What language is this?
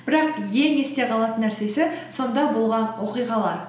Kazakh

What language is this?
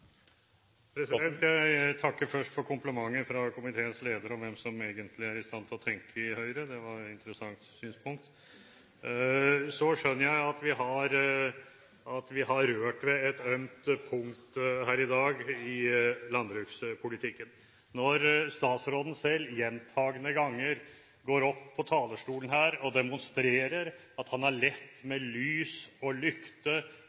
Norwegian Bokmål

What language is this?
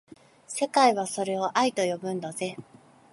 Japanese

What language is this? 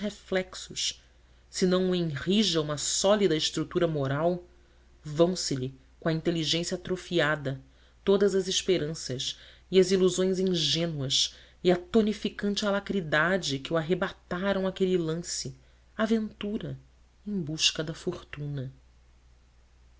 Portuguese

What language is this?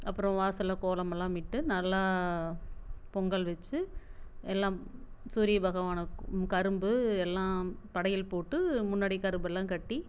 Tamil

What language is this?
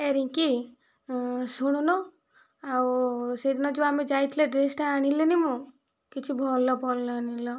Odia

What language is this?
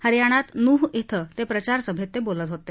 Marathi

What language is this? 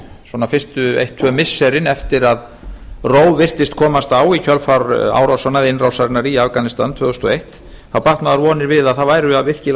Icelandic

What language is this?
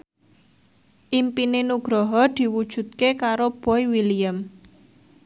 Javanese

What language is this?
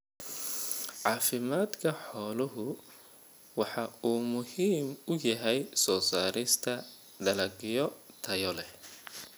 Somali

